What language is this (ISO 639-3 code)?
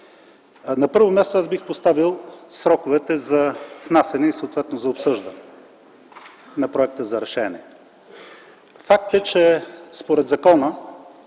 bul